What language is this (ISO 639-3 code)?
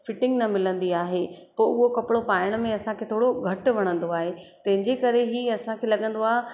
snd